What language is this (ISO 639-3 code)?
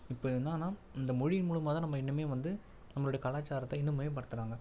tam